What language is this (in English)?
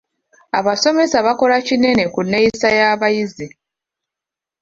Ganda